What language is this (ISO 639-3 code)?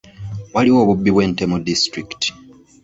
lug